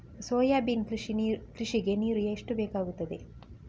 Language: Kannada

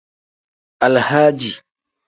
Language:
Tem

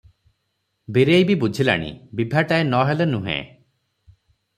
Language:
Odia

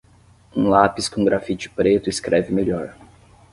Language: Portuguese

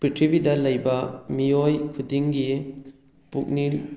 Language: Manipuri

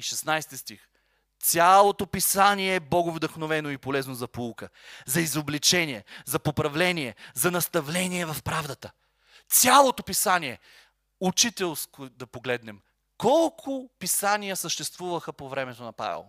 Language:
Bulgarian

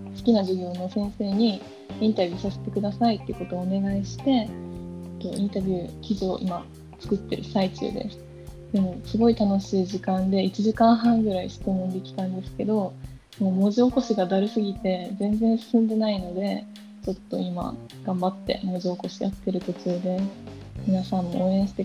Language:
Japanese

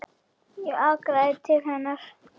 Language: Icelandic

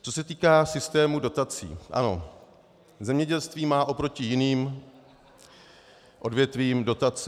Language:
Czech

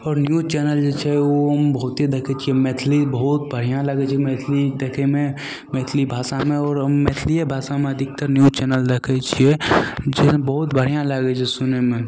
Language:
Maithili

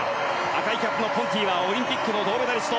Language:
Japanese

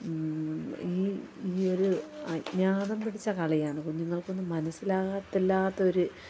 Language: Malayalam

